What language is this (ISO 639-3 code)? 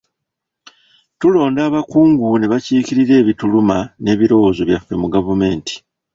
lug